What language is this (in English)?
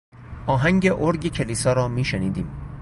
Persian